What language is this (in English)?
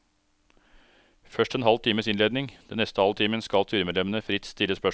Norwegian